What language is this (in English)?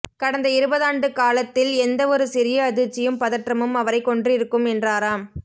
Tamil